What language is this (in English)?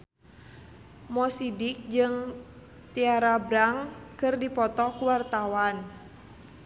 Sundanese